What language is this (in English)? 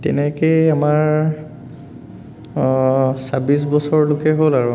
Assamese